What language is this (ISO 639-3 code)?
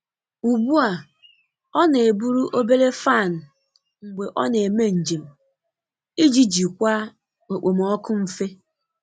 ibo